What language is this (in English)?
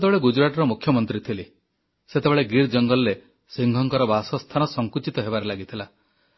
Odia